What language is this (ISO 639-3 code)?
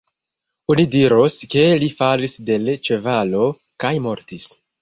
epo